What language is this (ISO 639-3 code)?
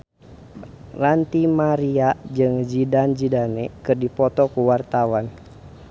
sun